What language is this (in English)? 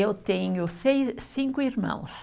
Portuguese